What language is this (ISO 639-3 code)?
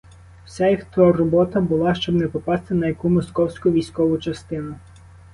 ukr